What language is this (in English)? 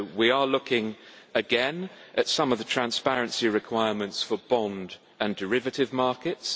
English